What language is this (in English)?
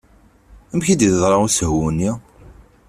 Kabyle